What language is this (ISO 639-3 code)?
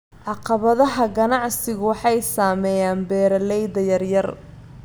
som